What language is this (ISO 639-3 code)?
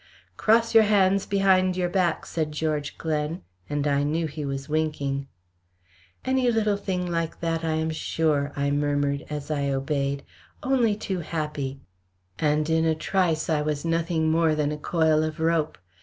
eng